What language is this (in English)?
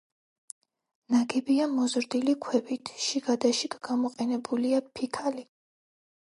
Georgian